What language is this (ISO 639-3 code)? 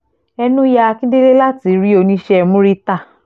yor